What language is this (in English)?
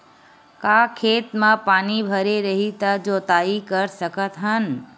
Chhattisgarhi